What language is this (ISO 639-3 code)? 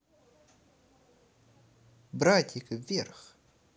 rus